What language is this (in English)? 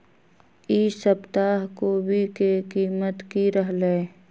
Magahi